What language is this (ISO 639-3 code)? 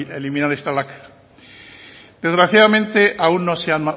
spa